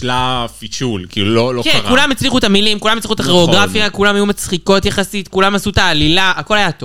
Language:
Hebrew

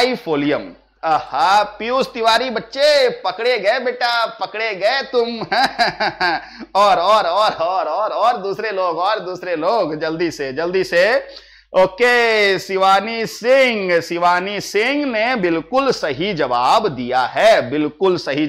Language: Hindi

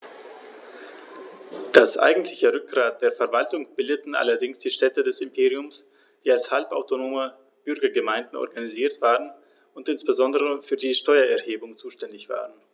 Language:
German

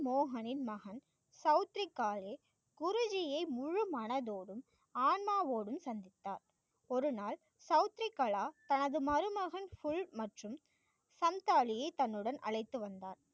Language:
Tamil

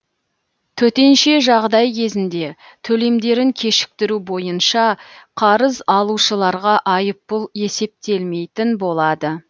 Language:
Kazakh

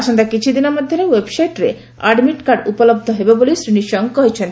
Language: Odia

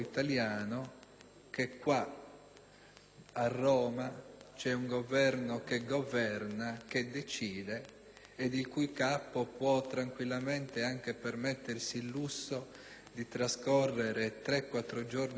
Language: Italian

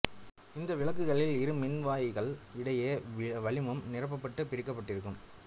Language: Tamil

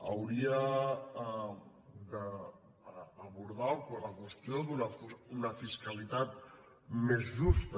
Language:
Catalan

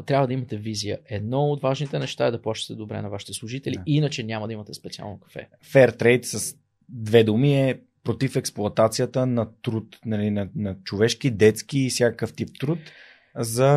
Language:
Bulgarian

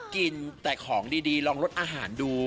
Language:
Thai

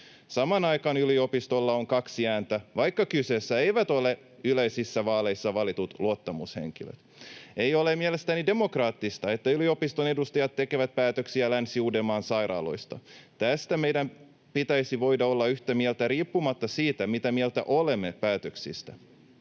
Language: Finnish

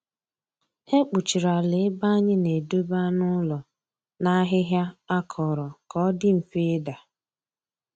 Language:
Igbo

